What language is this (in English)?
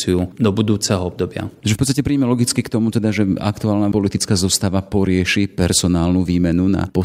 Slovak